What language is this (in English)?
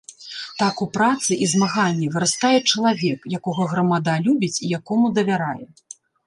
Belarusian